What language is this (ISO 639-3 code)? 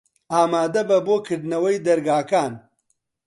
ckb